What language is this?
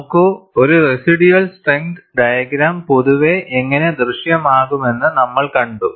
Malayalam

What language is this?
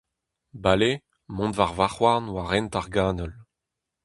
Breton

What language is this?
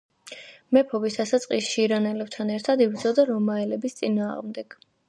Georgian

